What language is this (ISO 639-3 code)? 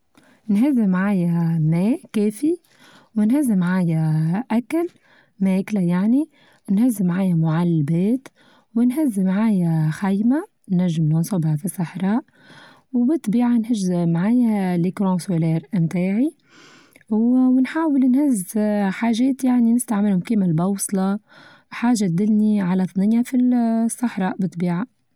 aeb